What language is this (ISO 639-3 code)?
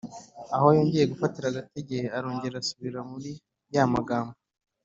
kin